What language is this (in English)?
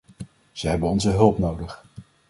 Dutch